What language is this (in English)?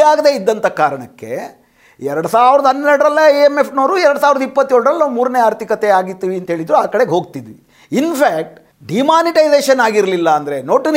Kannada